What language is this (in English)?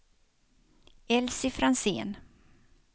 Swedish